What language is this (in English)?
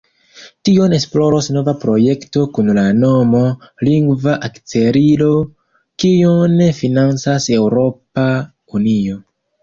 Esperanto